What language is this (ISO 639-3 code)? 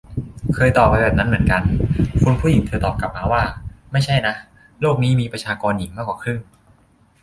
tha